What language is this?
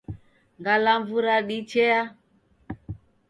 Taita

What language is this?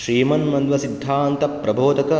Sanskrit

